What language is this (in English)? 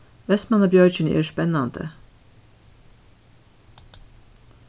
Faroese